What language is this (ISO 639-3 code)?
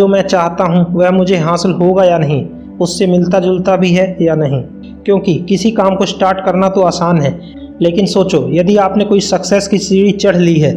hin